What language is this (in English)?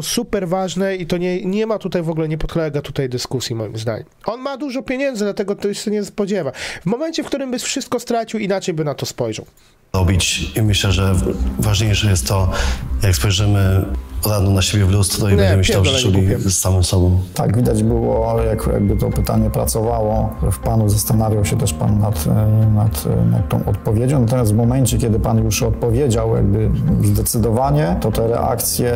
Polish